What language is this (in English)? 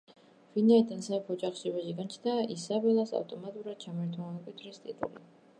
Georgian